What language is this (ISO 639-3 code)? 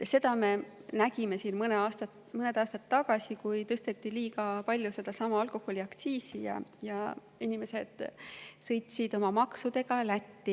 est